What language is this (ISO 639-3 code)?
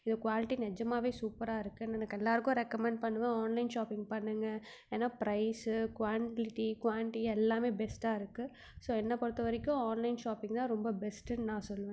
tam